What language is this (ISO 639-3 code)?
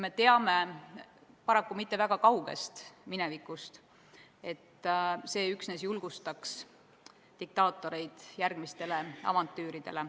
est